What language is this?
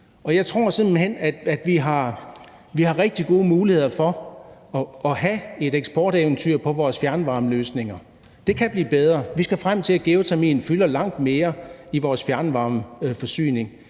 Danish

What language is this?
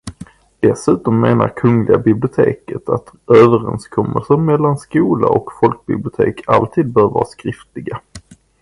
Swedish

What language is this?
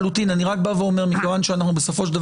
Hebrew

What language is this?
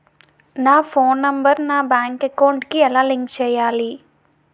Telugu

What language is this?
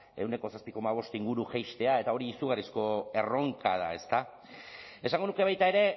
Basque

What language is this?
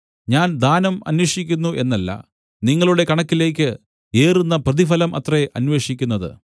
Malayalam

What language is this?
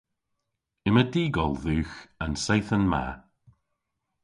Cornish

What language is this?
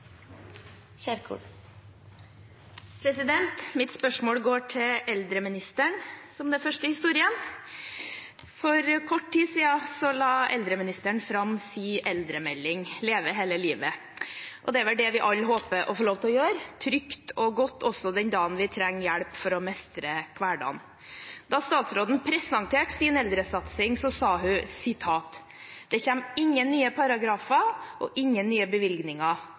Norwegian Bokmål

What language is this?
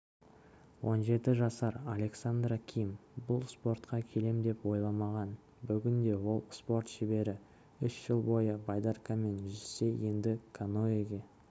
Kazakh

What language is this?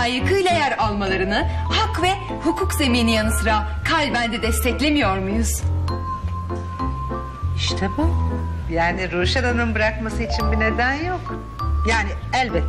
Turkish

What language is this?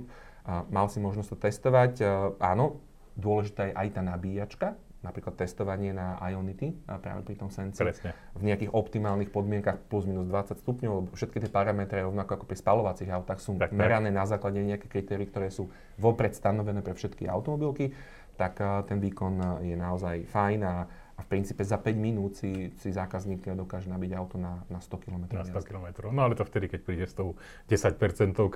Slovak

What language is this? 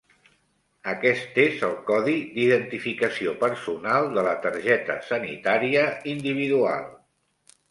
Catalan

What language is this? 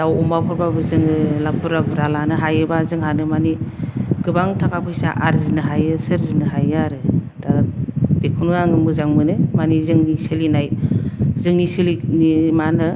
Bodo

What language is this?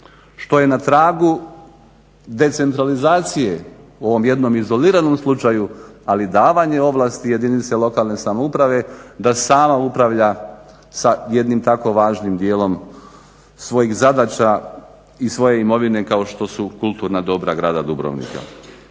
Croatian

